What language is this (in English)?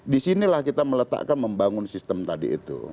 Indonesian